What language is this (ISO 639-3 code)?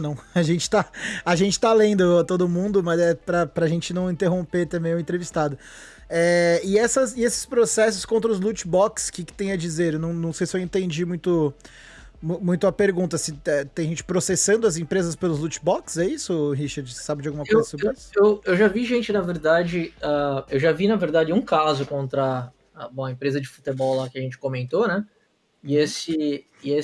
por